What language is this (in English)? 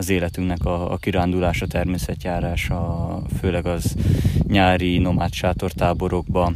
Hungarian